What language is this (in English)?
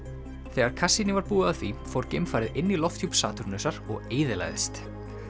Icelandic